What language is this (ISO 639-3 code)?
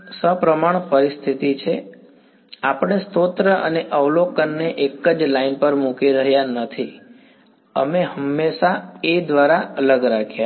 guj